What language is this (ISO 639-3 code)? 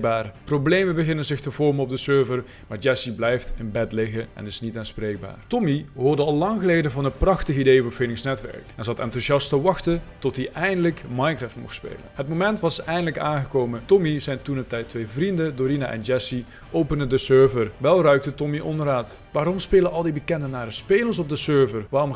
nld